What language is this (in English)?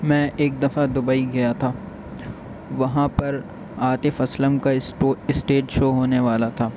Urdu